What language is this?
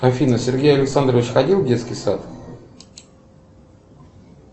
Russian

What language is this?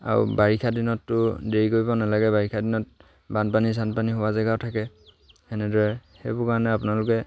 Assamese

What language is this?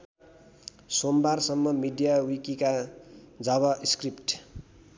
Nepali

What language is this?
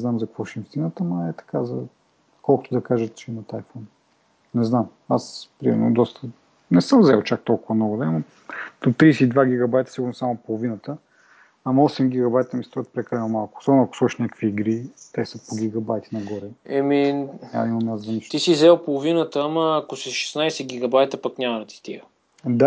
Bulgarian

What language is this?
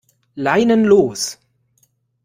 German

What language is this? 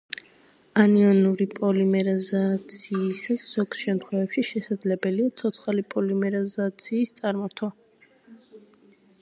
Georgian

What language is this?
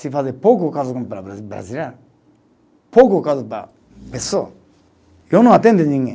Portuguese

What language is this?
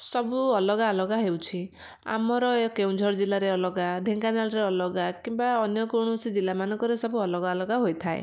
Odia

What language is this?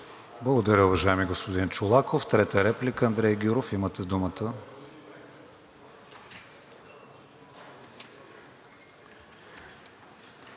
Bulgarian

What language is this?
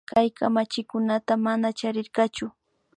Imbabura Highland Quichua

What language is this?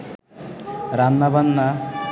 Bangla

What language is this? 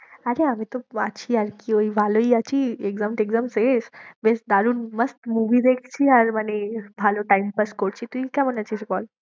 Bangla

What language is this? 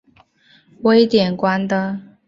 Chinese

